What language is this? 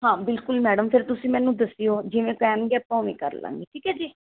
Punjabi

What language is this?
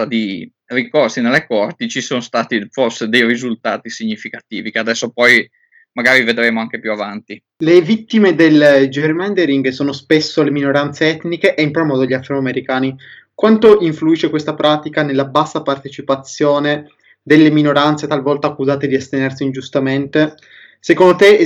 Italian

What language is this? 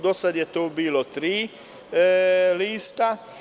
Serbian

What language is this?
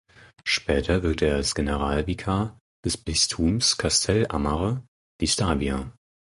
German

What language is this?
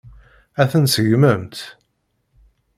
Kabyle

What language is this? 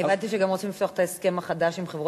Hebrew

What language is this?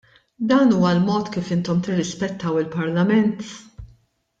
Maltese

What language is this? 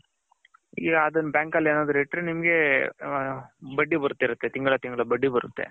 Kannada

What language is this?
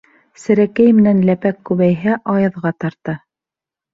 Bashkir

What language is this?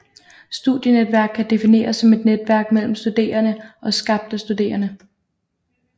Danish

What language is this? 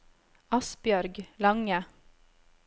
Norwegian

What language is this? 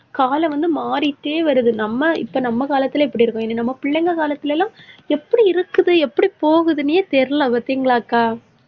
Tamil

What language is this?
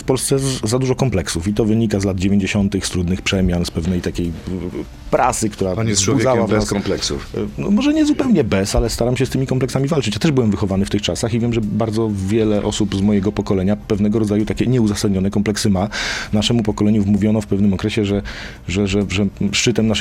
Polish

